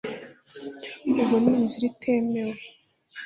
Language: Kinyarwanda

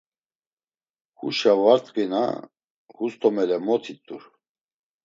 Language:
Laz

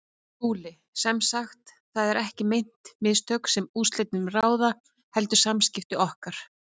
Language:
Icelandic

